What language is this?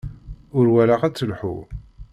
Kabyle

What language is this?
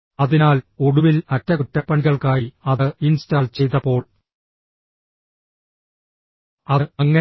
Malayalam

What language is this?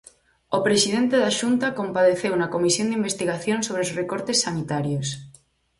Galician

